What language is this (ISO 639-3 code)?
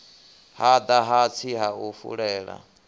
ven